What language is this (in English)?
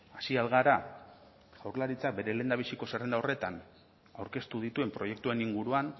Basque